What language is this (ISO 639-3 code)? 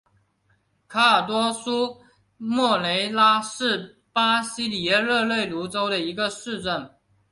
zho